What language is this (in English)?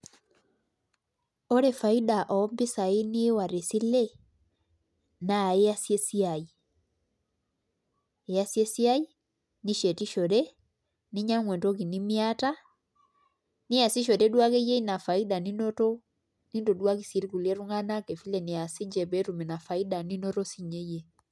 Masai